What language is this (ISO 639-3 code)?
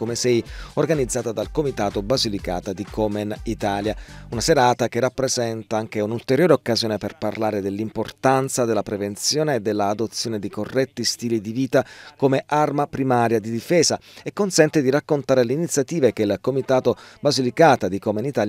ita